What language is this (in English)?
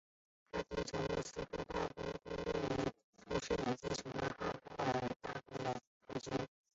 Chinese